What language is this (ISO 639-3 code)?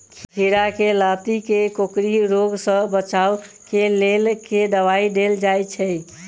mai